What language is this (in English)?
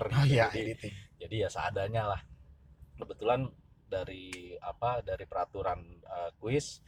Indonesian